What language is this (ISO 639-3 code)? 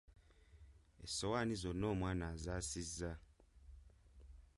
lug